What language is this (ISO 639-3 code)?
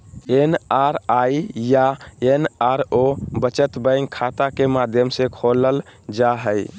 mag